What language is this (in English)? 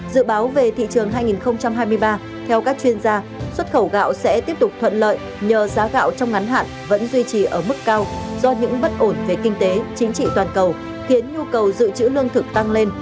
Vietnamese